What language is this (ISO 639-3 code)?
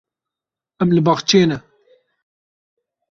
kur